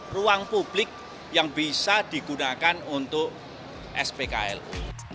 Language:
Indonesian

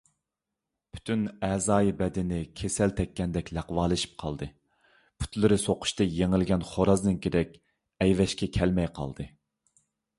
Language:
Uyghur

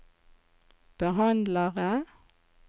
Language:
Norwegian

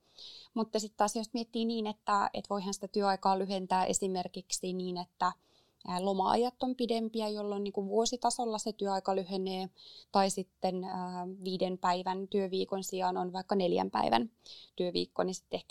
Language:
Finnish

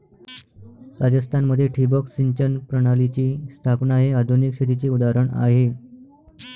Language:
Marathi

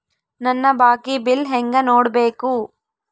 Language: Kannada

